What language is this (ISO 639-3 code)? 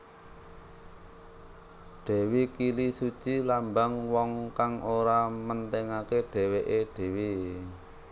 jav